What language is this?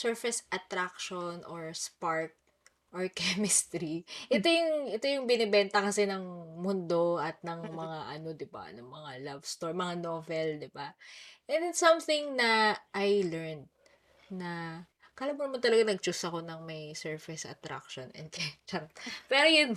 Filipino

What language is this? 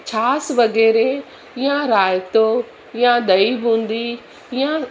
Sindhi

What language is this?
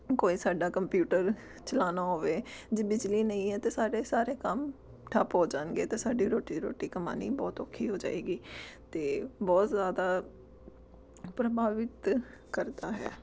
Punjabi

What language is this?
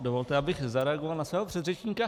Czech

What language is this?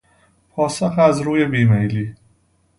Persian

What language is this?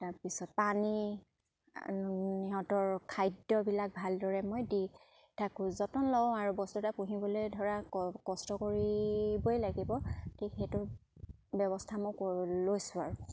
Assamese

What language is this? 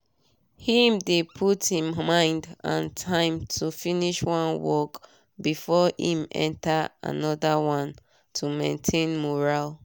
Nigerian Pidgin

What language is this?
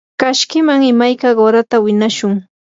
Yanahuanca Pasco Quechua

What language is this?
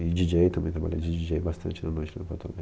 Portuguese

